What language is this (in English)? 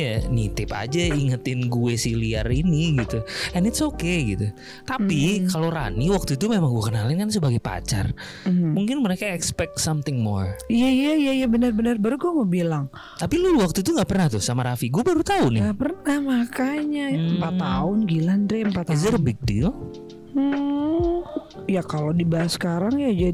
Indonesian